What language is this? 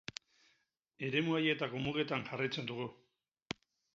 Basque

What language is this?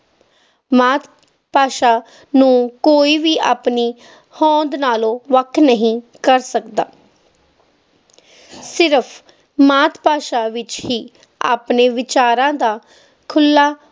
Punjabi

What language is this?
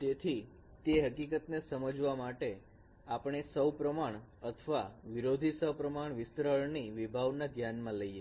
Gujarati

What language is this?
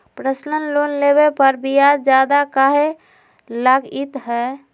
Magahi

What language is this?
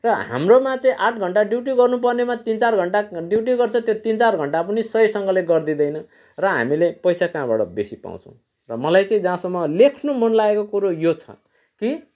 Nepali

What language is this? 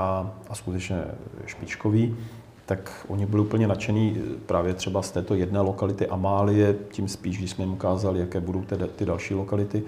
Czech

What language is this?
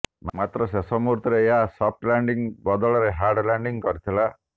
Odia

